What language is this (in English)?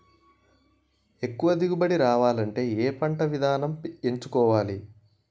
Telugu